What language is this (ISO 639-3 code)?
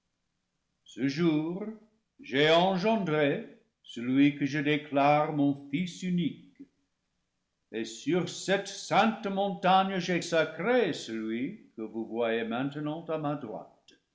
fra